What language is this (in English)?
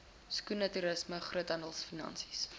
Afrikaans